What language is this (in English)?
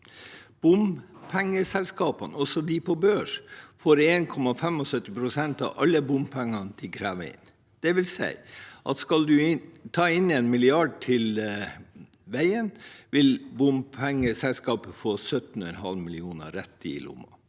Norwegian